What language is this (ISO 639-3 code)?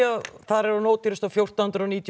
isl